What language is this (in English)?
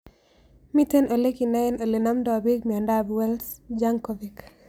Kalenjin